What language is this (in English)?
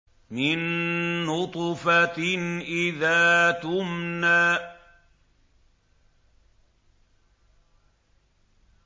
Arabic